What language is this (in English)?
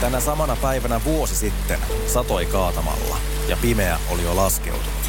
Finnish